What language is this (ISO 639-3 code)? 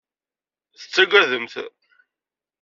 kab